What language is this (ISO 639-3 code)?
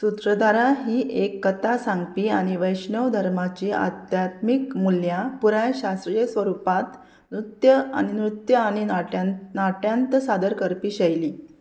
kok